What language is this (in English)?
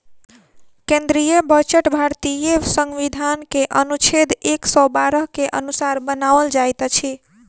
Maithili